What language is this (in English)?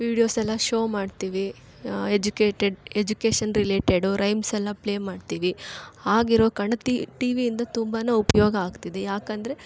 Kannada